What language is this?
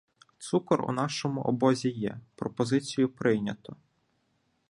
Ukrainian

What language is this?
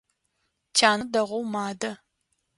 Adyghe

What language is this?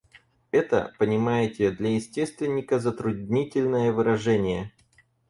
Russian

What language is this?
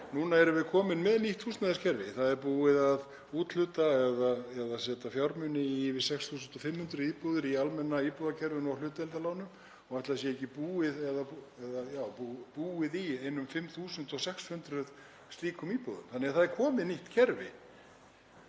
Icelandic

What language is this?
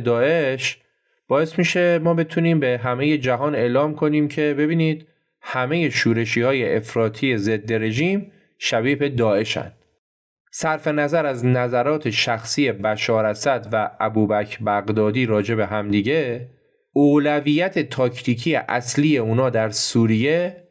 Persian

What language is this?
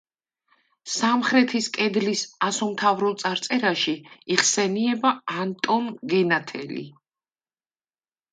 Georgian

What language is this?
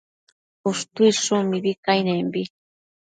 Matsés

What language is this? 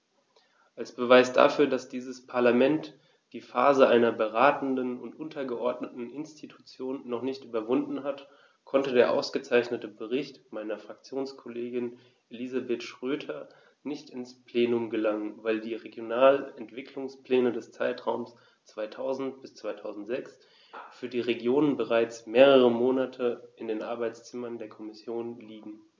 German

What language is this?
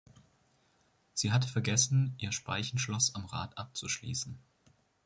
German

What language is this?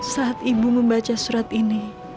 Indonesian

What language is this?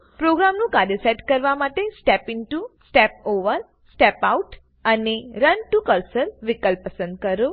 Gujarati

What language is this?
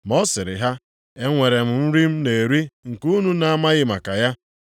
Igbo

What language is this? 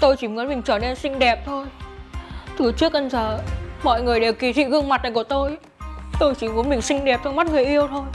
Vietnamese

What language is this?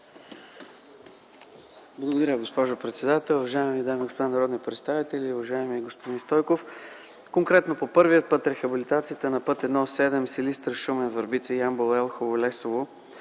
Bulgarian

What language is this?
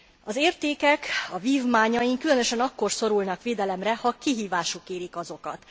Hungarian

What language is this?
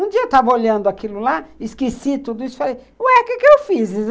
Portuguese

